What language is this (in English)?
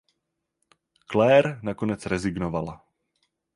Czech